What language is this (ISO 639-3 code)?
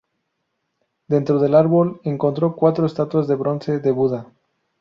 spa